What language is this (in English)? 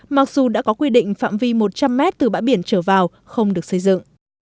Vietnamese